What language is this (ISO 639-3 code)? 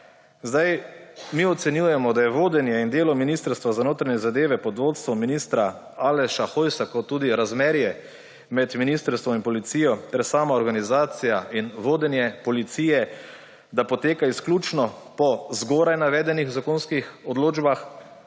slv